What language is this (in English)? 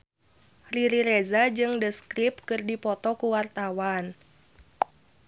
Sundanese